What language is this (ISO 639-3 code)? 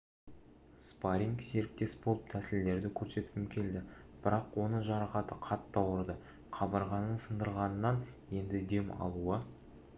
kaz